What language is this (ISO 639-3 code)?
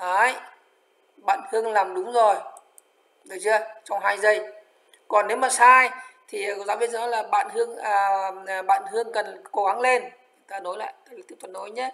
vie